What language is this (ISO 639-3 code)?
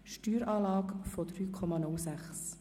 gsw